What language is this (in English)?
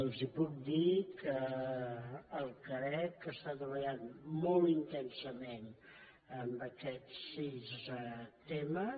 Catalan